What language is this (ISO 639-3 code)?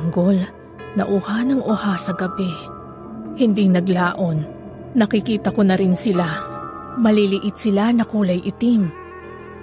fil